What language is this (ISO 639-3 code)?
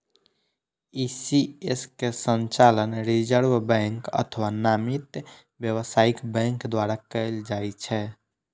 mai